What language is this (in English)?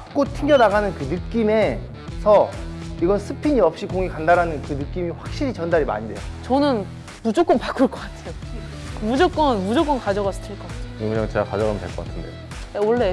Korean